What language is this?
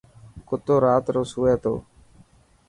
Dhatki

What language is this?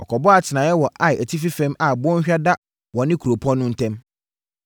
Akan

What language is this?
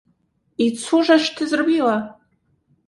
Polish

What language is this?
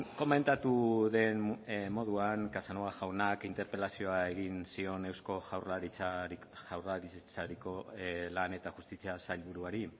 Basque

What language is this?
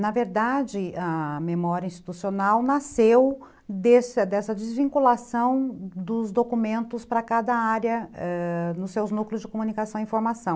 Portuguese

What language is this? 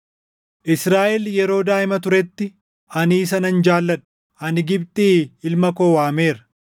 Oromo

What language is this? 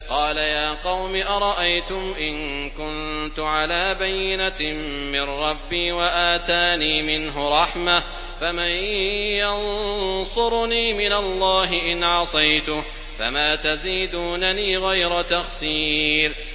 Arabic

